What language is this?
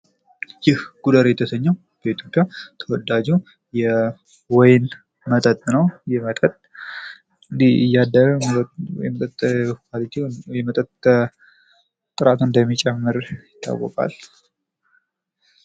Amharic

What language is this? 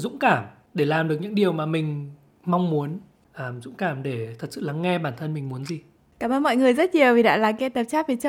Vietnamese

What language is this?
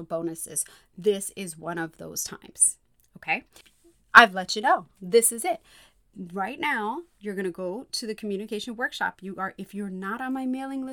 English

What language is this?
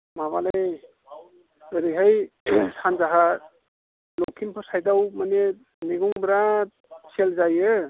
Bodo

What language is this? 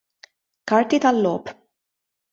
Maltese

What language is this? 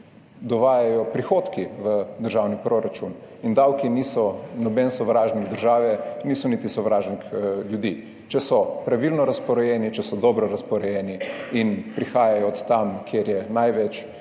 Slovenian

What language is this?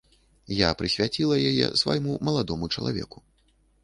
Belarusian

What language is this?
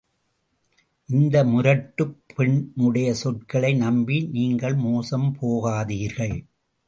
Tamil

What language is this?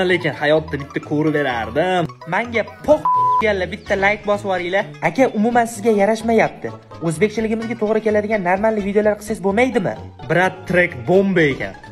Turkish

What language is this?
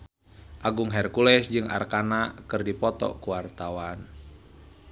Sundanese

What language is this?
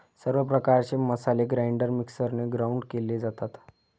Marathi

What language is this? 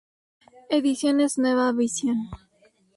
Spanish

